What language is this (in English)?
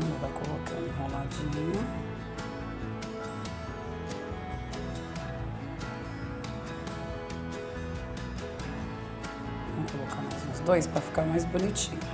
Portuguese